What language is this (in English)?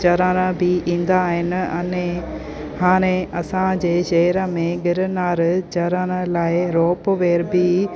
Sindhi